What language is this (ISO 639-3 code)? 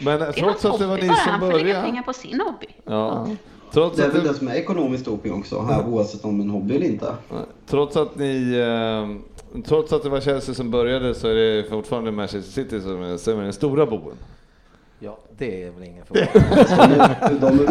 swe